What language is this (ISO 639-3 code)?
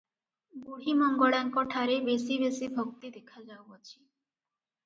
ori